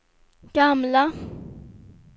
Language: Swedish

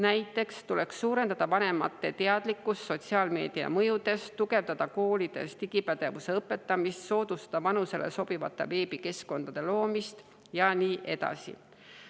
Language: Estonian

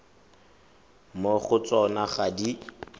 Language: Tswana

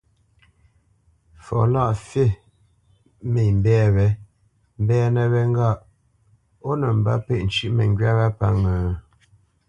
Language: Bamenyam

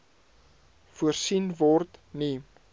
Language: Afrikaans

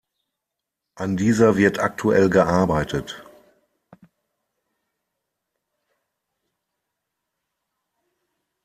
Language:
German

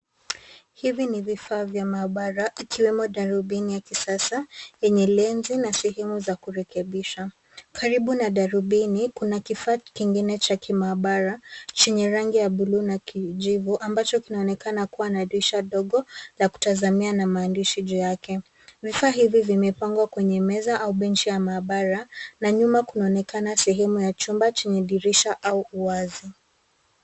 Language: Swahili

